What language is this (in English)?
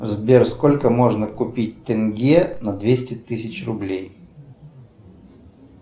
Russian